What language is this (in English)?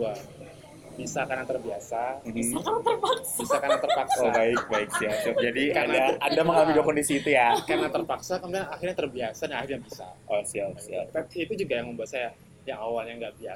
Indonesian